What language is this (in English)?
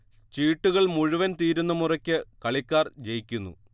Malayalam